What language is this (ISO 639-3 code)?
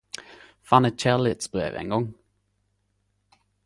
nno